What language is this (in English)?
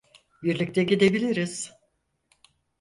Turkish